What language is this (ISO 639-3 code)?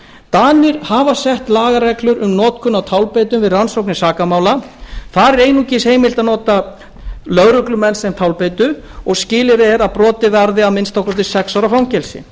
isl